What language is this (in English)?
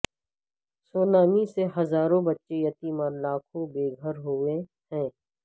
Urdu